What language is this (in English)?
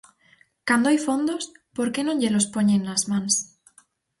Galician